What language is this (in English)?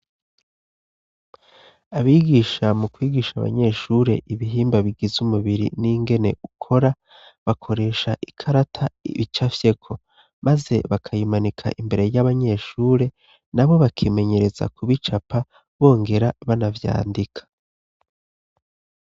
Rundi